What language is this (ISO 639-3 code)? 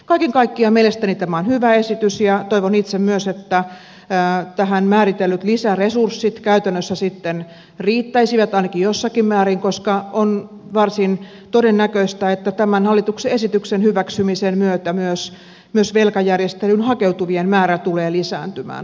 fin